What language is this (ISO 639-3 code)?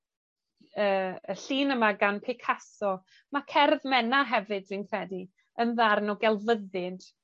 cym